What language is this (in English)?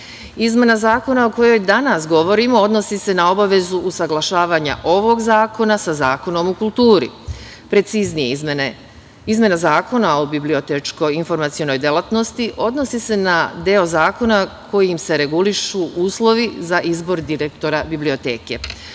Serbian